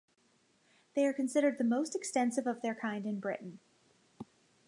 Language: English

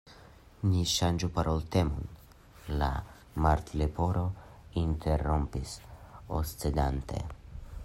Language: Esperanto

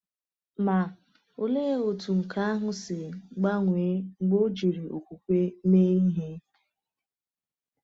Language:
Igbo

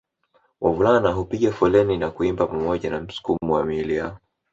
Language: Swahili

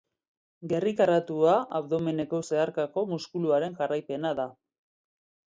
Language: Basque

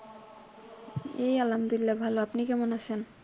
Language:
Bangla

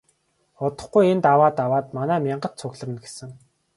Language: Mongolian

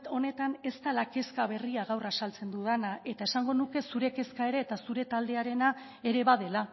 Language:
Basque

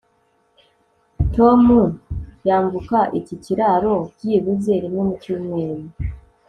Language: Kinyarwanda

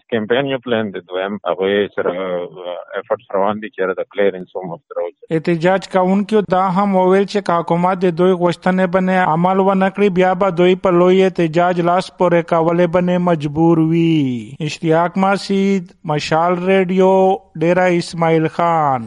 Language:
Urdu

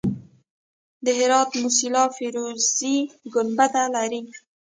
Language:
Pashto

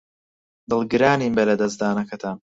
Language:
Central Kurdish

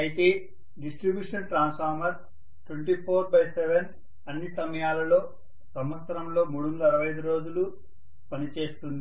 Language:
Telugu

